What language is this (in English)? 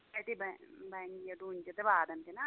Kashmiri